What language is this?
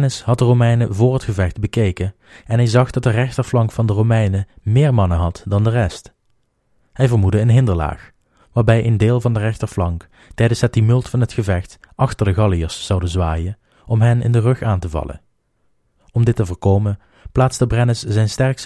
Dutch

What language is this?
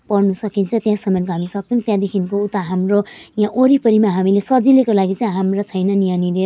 Nepali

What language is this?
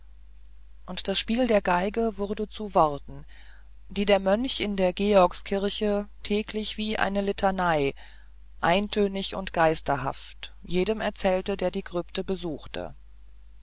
German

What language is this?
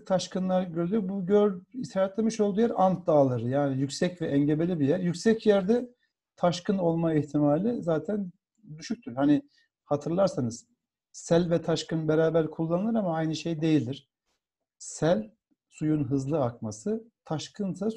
Turkish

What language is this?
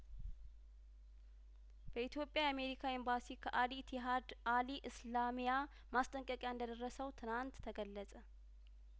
Amharic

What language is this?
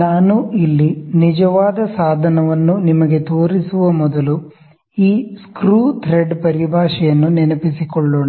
Kannada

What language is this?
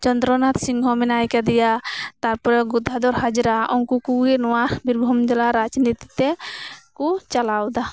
Santali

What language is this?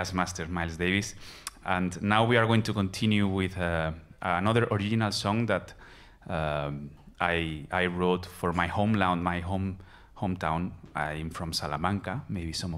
English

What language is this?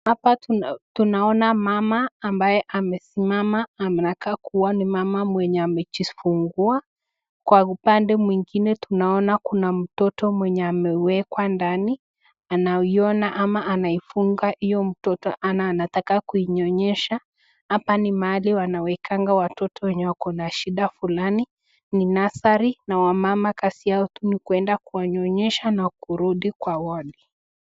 Swahili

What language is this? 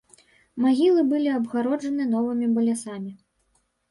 Belarusian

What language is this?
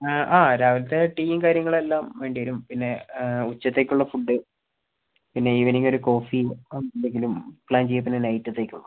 Malayalam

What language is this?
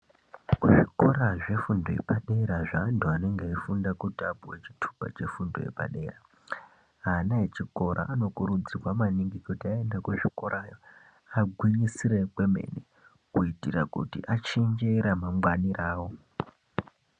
Ndau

